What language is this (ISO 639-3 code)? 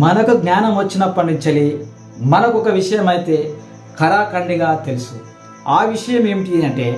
tel